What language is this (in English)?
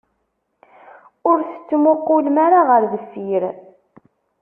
Kabyle